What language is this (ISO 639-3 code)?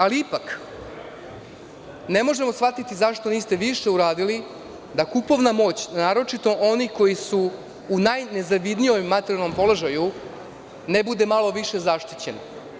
srp